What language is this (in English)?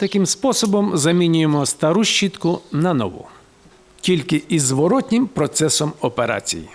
Ukrainian